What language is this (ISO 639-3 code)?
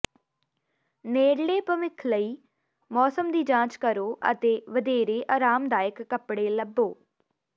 pan